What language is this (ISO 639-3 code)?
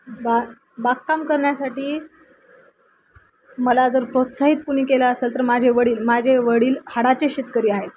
mar